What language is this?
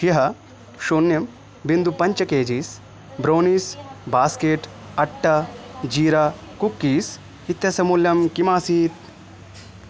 Sanskrit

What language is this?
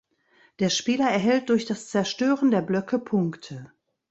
German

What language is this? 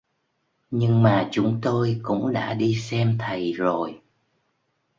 Vietnamese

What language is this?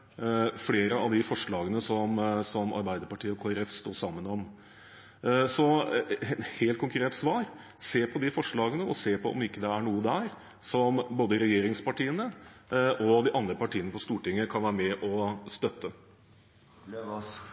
Norwegian Bokmål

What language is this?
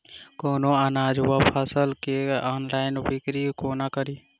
Maithili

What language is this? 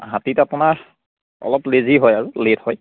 Assamese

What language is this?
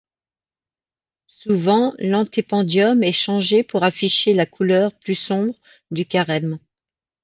French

